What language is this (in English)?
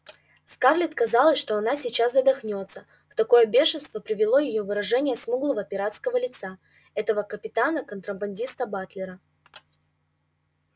Russian